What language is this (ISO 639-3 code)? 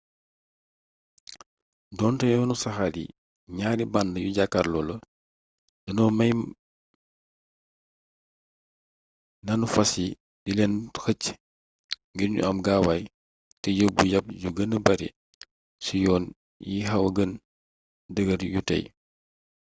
wol